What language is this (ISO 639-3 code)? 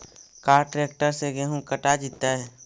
mag